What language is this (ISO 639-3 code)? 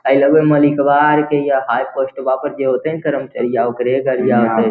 mag